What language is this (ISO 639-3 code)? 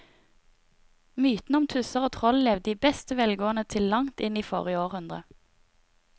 nor